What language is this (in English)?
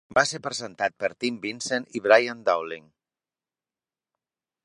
Catalan